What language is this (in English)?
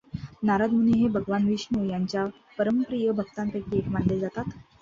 Marathi